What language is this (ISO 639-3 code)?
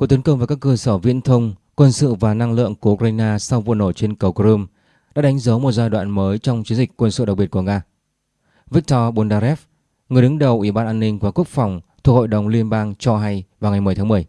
vie